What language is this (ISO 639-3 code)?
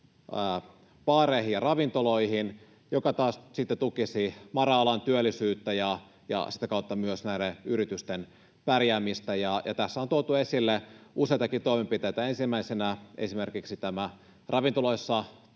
fin